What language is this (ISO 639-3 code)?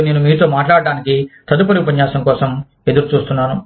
tel